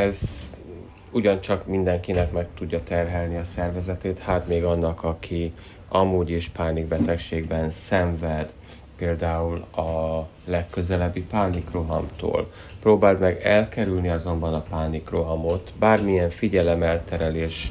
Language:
Hungarian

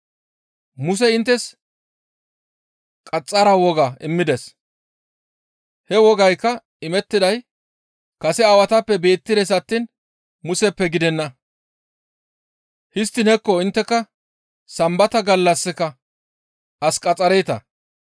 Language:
Gamo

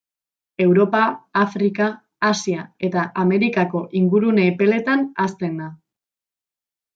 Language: Basque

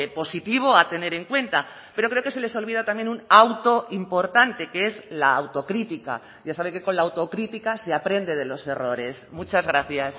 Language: Spanish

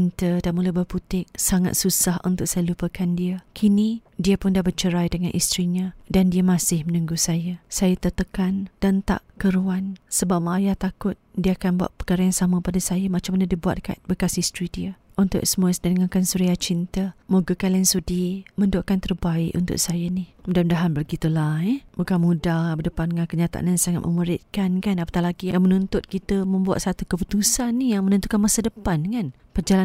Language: Malay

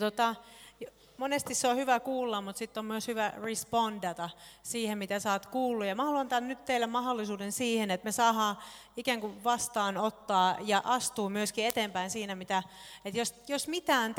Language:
Finnish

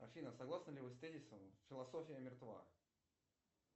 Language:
Russian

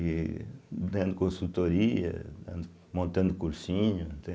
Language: Portuguese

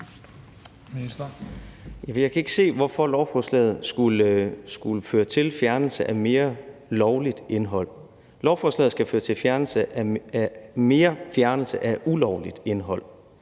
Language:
Danish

